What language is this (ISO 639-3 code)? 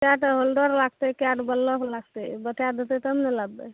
mai